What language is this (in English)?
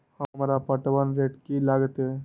Maithili